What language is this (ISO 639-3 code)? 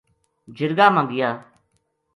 gju